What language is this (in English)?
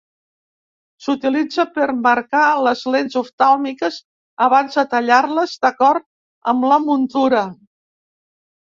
Catalan